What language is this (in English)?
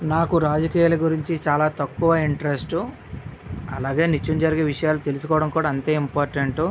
Telugu